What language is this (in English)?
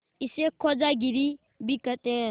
Hindi